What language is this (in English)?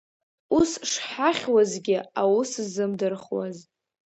Abkhazian